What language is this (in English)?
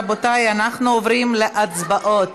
Hebrew